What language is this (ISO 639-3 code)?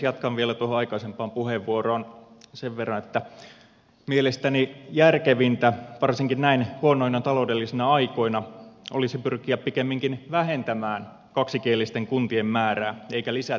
fin